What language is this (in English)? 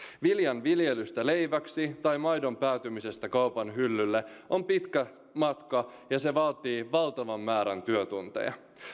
Finnish